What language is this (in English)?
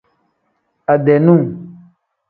Tem